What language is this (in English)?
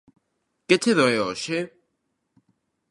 Galician